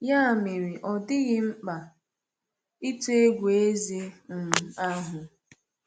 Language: Igbo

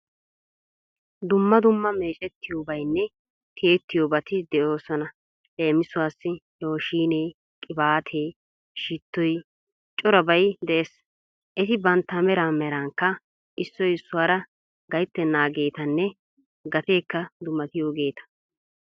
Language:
Wolaytta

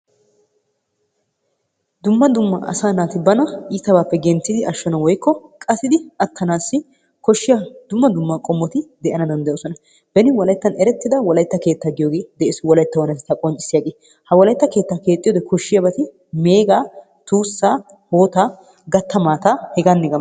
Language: Wolaytta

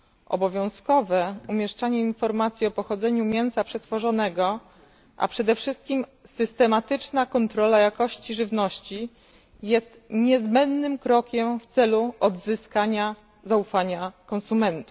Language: Polish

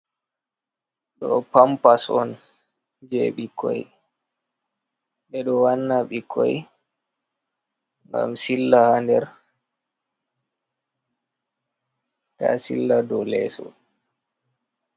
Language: Fula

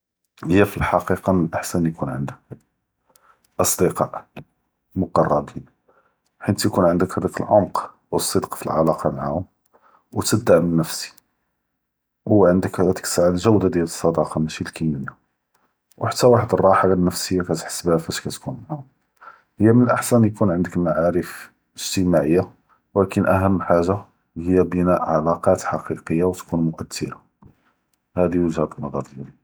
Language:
Judeo-Arabic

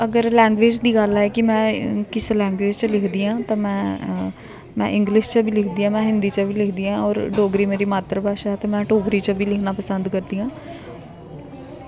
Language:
Dogri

